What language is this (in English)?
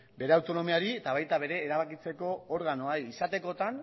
Basque